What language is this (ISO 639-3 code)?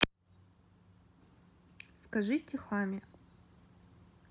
rus